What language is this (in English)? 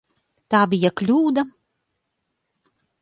Latvian